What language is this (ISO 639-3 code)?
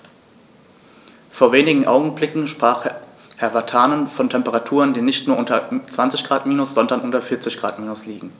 deu